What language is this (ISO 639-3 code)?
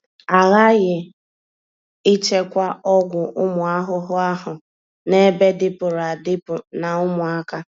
ibo